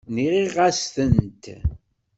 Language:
Kabyle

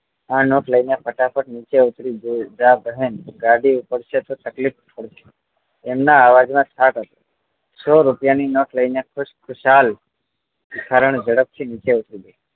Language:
Gujarati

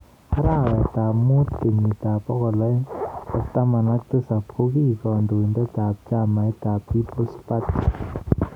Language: Kalenjin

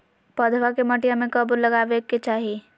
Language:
Magahi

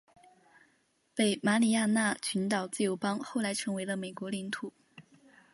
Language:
Chinese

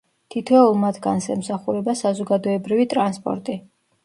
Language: Georgian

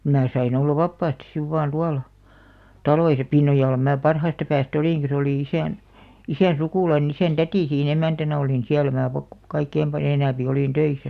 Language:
Finnish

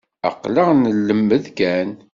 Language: Kabyle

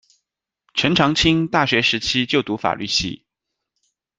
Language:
Chinese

